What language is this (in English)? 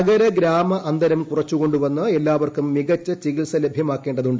Malayalam